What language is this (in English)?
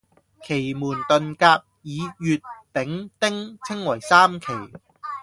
Cantonese